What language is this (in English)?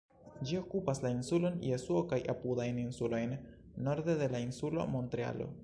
Esperanto